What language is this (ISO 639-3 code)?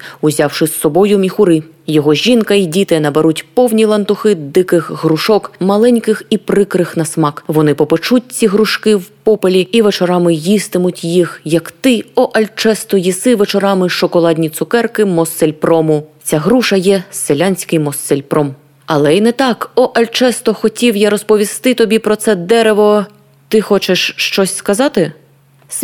ukr